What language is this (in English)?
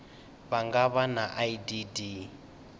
Venda